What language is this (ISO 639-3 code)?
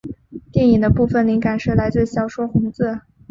zho